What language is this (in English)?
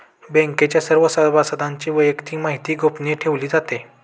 Marathi